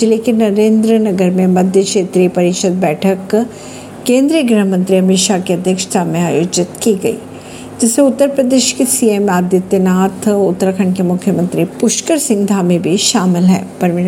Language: Hindi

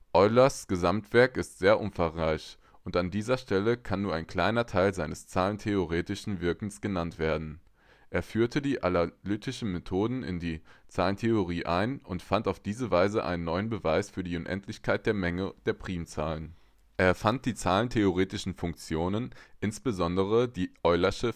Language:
German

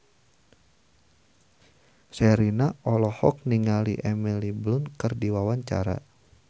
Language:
Sundanese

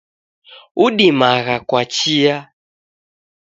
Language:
Taita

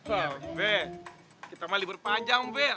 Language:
Indonesian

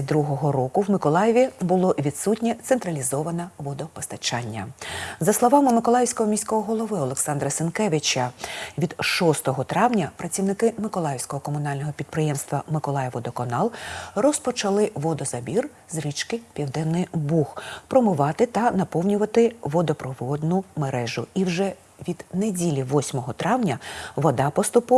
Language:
Ukrainian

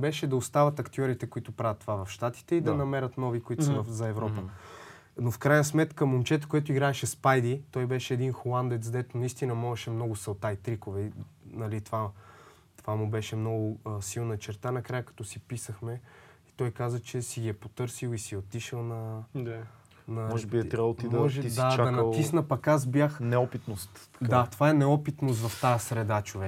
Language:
Bulgarian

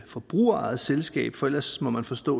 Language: Danish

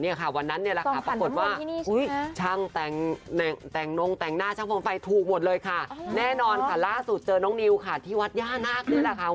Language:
Thai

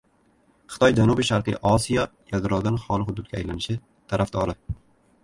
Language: Uzbek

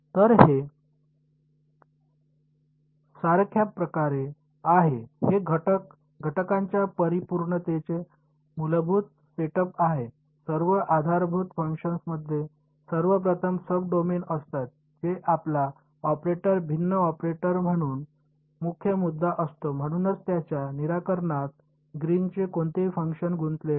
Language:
Marathi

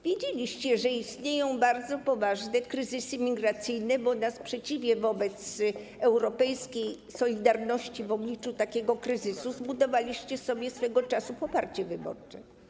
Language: Polish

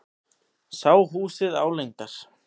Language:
Icelandic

